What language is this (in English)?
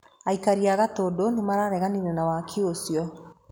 Kikuyu